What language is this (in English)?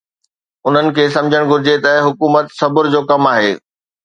Sindhi